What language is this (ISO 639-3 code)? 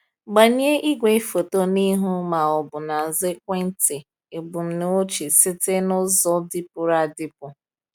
ibo